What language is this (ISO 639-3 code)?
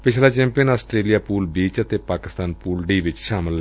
pan